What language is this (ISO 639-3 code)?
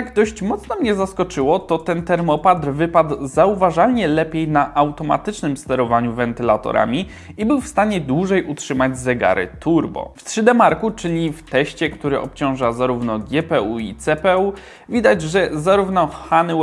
pol